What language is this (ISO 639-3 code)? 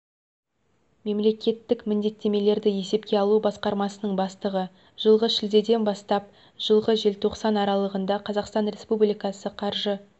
kaz